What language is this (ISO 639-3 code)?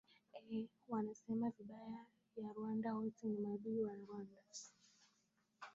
swa